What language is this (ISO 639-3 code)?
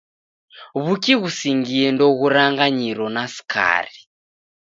dav